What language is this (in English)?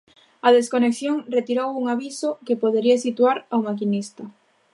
Galician